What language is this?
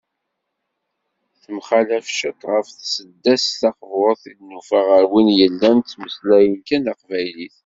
Kabyle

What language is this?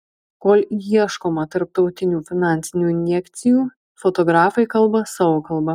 Lithuanian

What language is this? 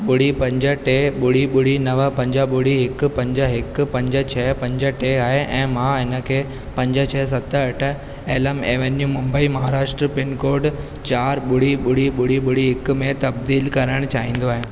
Sindhi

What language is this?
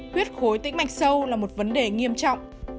Vietnamese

